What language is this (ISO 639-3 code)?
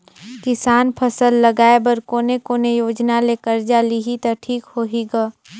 hne